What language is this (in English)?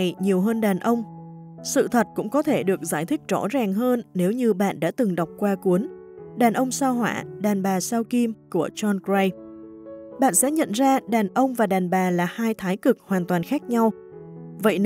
Vietnamese